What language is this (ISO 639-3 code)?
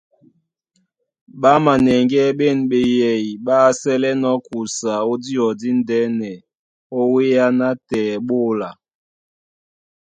dua